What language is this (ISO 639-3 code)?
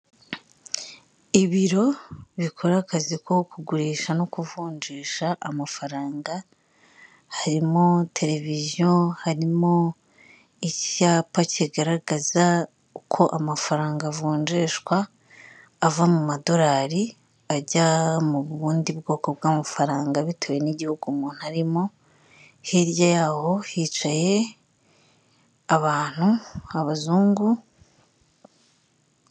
kin